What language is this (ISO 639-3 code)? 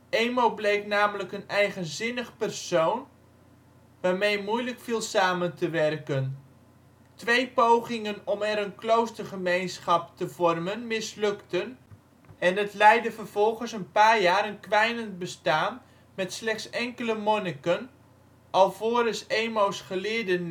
nld